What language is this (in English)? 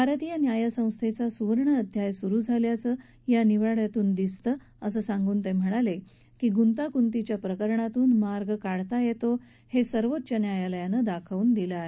Marathi